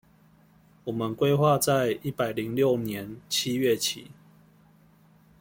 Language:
Chinese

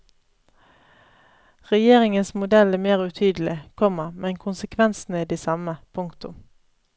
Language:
Norwegian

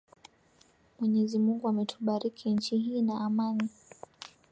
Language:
Swahili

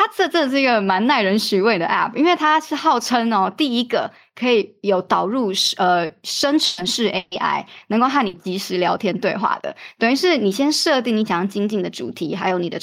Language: Chinese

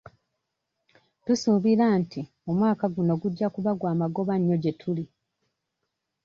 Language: Ganda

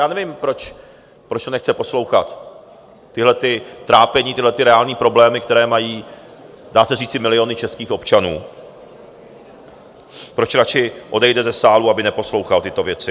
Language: Czech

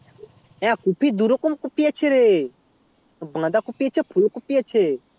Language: Bangla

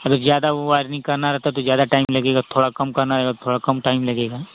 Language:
Hindi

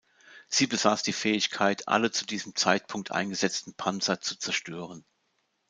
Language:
German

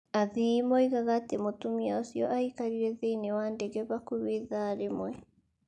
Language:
Kikuyu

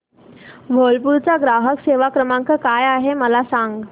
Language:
Marathi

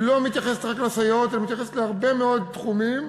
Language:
Hebrew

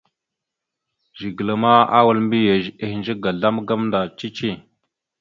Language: Mada (Cameroon)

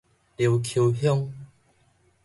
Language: Min Nan Chinese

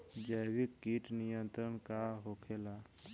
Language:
Bhojpuri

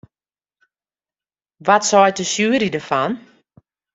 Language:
Western Frisian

